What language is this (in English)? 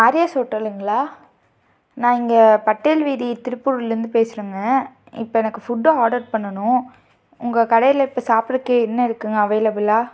Tamil